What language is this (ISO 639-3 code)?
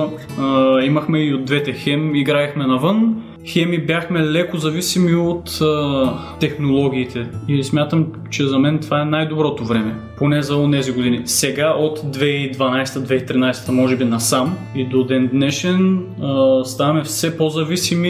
bul